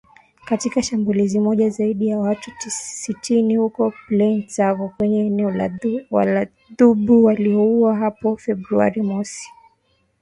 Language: Swahili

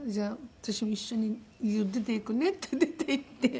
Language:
Japanese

